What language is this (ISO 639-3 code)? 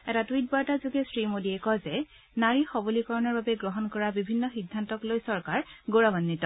asm